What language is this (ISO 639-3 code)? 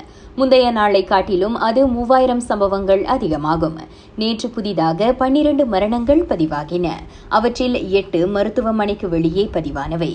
tam